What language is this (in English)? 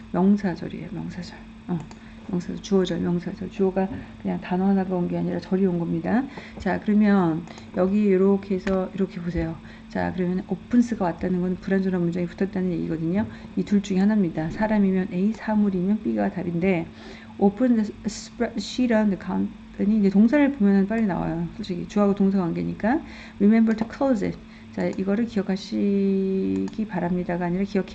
Korean